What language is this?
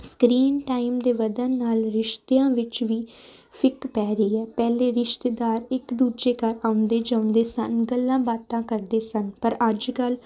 Punjabi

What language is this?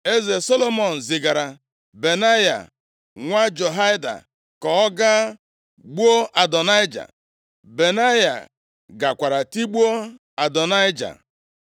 Igbo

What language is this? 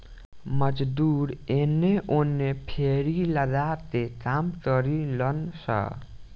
Bhojpuri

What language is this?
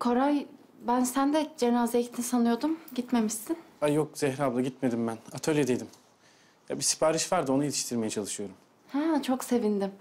Turkish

